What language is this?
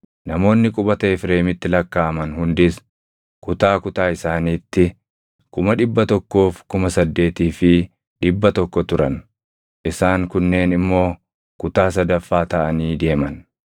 Oromo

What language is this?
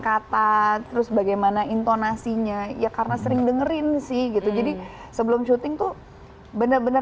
Indonesian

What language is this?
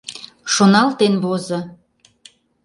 Mari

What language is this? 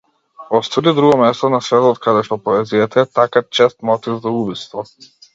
Macedonian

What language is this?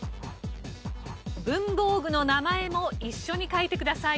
Japanese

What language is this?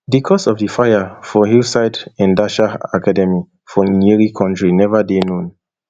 Nigerian Pidgin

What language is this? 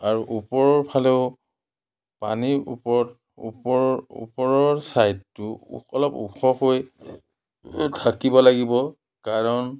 Assamese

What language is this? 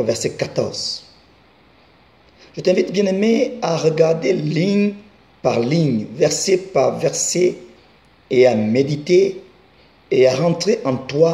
French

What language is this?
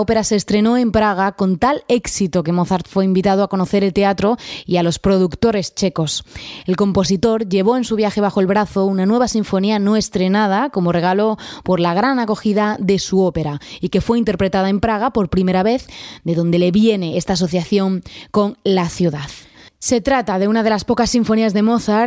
Spanish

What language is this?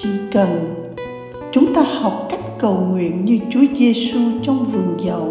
Vietnamese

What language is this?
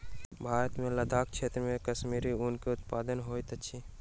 Maithili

